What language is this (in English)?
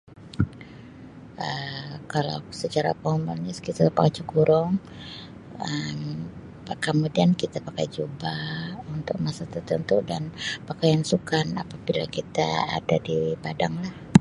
Sabah Malay